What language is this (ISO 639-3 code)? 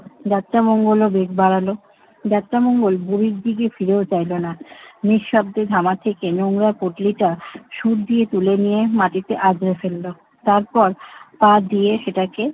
ben